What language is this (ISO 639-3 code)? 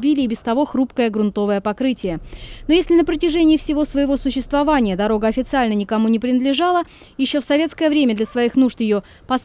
rus